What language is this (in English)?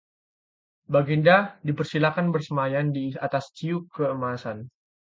Indonesian